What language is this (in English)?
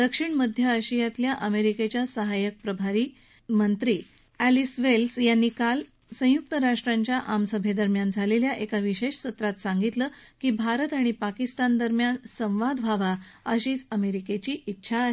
Marathi